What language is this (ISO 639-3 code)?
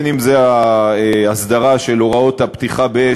heb